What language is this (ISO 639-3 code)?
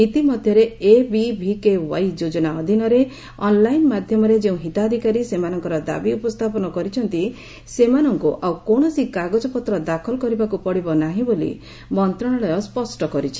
ori